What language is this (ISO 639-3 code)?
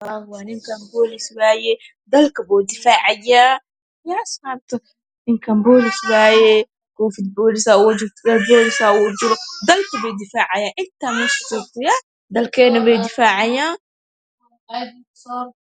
som